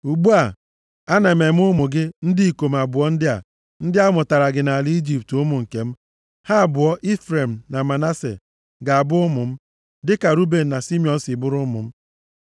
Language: Igbo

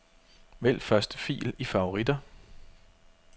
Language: Danish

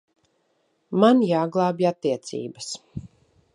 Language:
Latvian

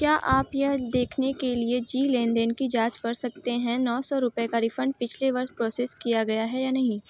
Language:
Hindi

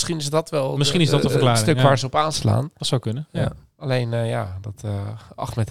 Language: Dutch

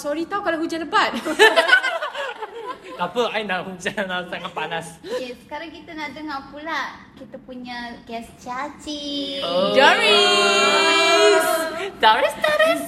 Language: Malay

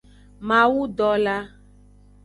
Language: Aja (Benin)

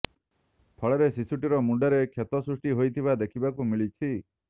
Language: Odia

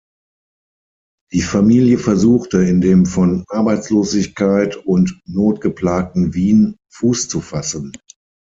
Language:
German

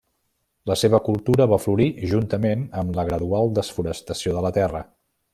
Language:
Catalan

